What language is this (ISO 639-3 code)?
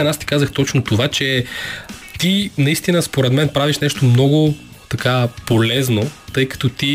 bul